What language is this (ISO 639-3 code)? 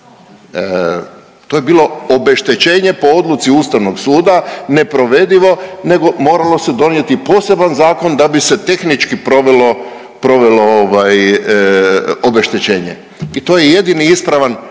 hrv